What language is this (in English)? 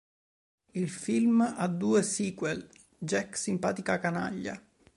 Italian